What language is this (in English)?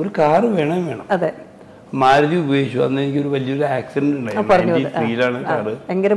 Malayalam